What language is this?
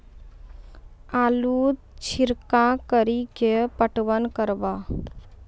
Maithili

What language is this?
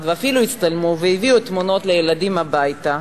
Hebrew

